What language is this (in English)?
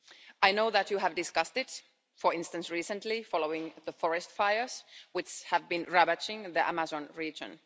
English